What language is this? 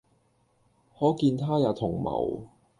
Cantonese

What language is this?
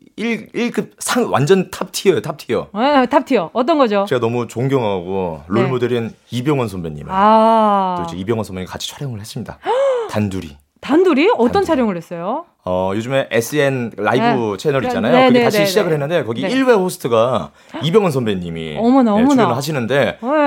Korean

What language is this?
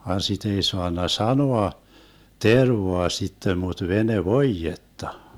Finnish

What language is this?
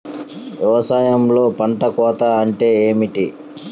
Telugu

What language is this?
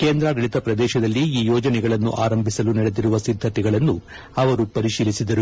Kannada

